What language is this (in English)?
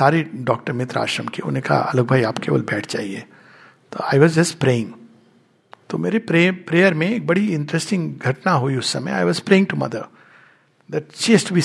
Hindi